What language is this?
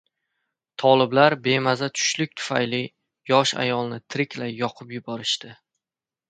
Uzbek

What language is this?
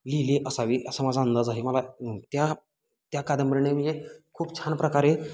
Marathi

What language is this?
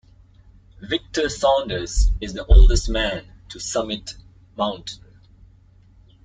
English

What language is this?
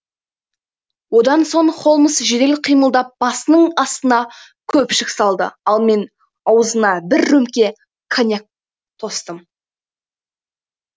Kazakh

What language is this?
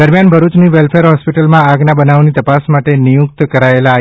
Gujarati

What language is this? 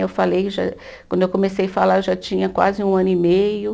Portuguese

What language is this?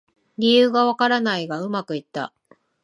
Japanese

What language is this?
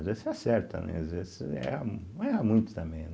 Portuguese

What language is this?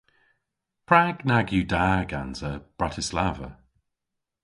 Cornish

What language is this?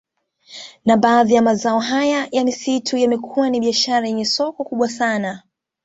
Swahili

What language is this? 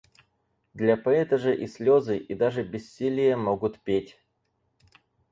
Russian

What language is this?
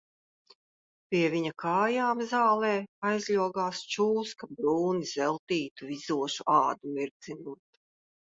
Latvian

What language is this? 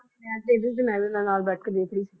Punjabi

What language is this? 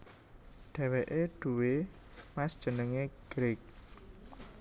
Javanese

